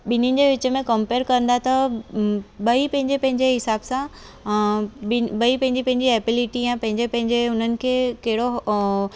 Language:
Sindhi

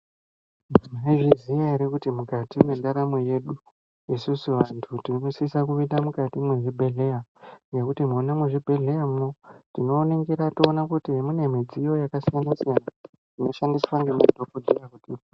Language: Ndau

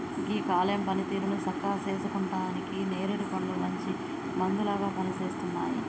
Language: Telugu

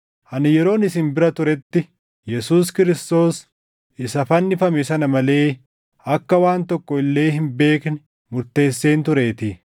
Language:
Oromo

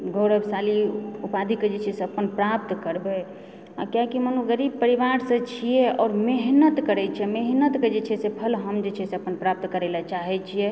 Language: Maithili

